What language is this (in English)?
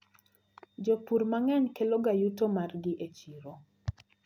Luo (Kenya and Tanzania)